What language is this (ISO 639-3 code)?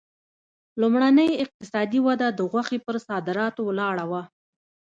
pus